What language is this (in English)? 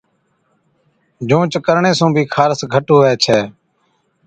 Od